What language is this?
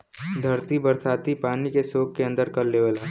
Bhojpuri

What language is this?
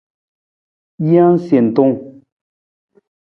Nawdm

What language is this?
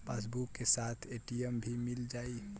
Bhojpuri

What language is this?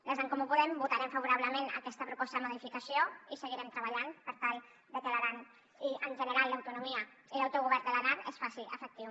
Catalan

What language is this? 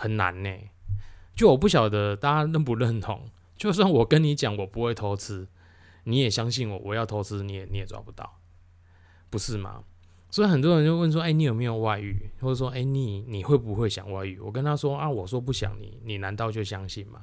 Chinese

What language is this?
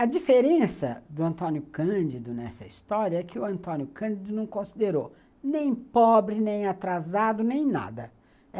Portuguese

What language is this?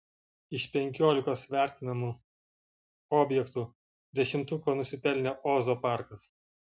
Lithuanian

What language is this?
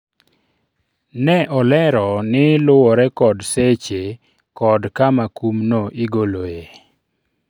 Luo (Kenya and Tanzania)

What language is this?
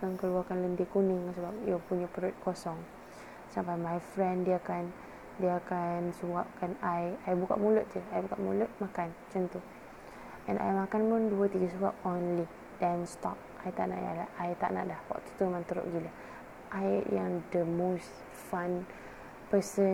Malay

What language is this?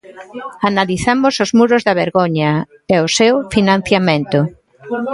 Galician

